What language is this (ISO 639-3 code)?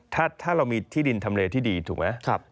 tha